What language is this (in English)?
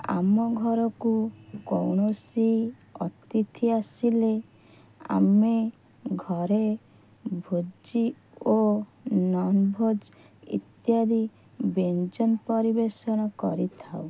Odia